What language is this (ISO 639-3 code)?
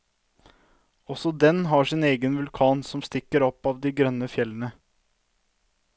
nor